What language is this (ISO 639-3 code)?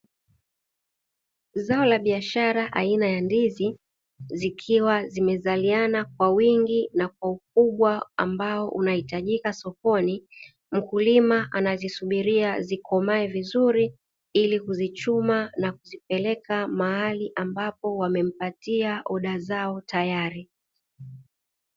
swa